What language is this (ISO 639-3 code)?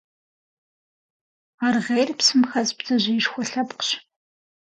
kbd